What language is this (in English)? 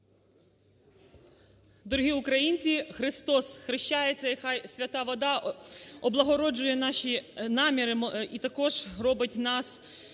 Ukrainian